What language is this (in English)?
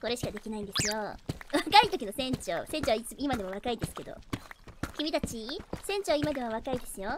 Japanese